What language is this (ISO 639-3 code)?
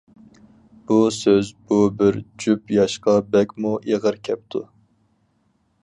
uig